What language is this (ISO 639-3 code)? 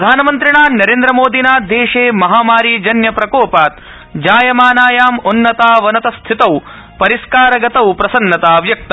san